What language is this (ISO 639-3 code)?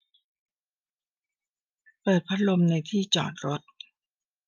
tha